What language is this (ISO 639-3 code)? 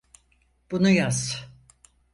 tur